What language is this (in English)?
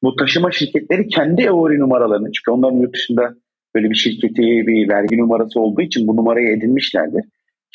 Turkish